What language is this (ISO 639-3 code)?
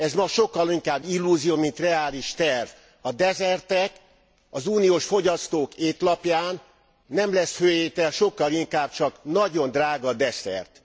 hun